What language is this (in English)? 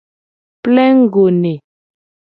Gen